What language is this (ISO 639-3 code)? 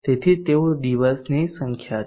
guj